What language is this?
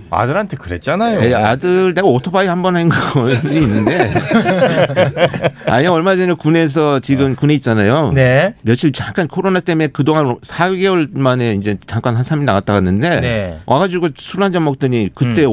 Korean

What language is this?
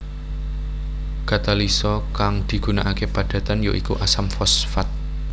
Javanese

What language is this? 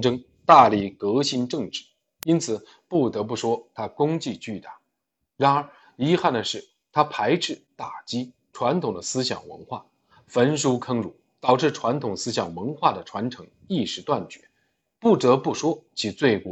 Chinese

